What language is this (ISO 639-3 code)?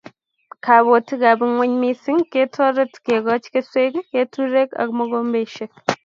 kln